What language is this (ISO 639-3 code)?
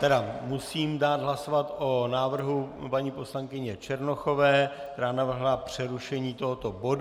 ces